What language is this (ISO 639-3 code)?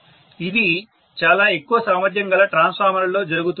tel